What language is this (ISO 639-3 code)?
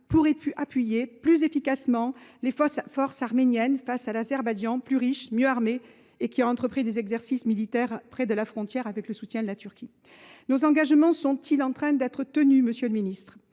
fra